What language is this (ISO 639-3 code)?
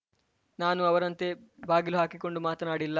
kan